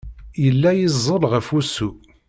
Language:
Kabyle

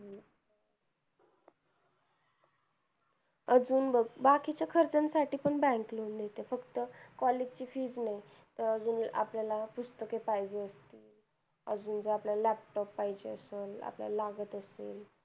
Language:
Marathi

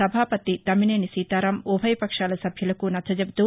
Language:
Telugu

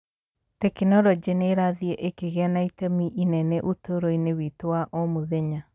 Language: Kikuyu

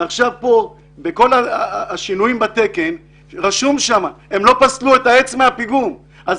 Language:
Hebrew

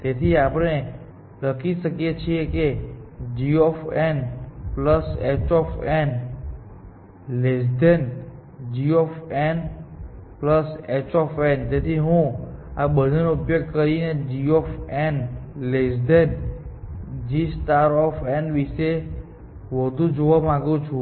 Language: Gujarati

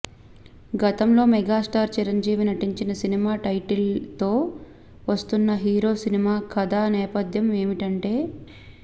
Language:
Telugu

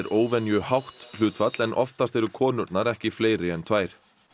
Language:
Icelandic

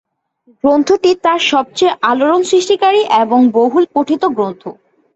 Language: Bangla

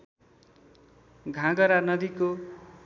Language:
Nepali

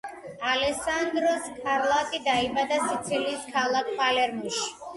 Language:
Georgian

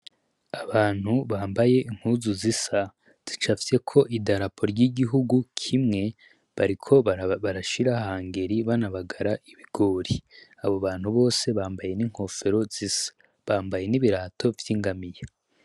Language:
Rundi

